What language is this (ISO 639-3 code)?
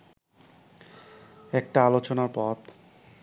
ben